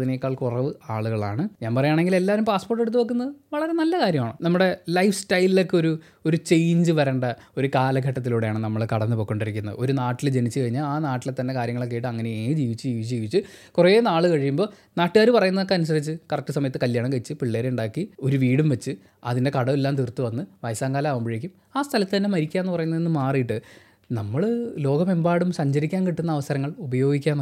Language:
Malayalam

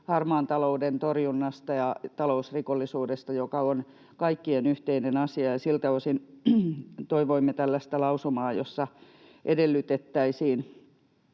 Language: Finnish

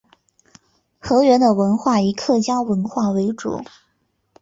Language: Chinese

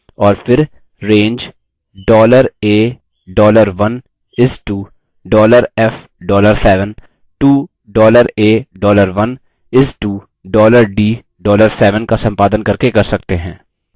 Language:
Hindi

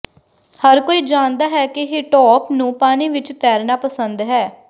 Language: Punjabi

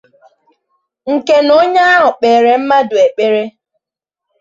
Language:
Igbo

